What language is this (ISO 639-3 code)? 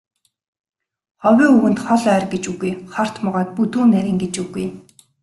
mon